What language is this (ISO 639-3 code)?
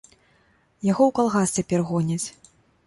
bel